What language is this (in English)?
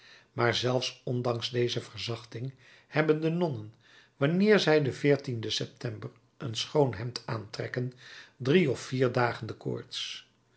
Dutch